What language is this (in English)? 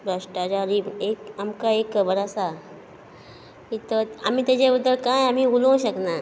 Konkani